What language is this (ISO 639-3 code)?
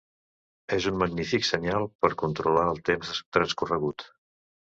cat